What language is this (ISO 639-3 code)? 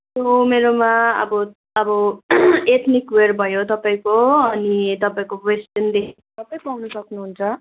nep